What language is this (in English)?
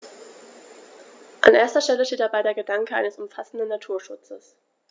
German